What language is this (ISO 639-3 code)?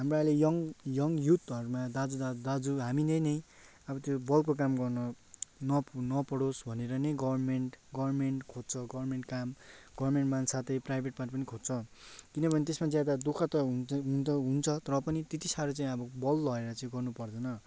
nep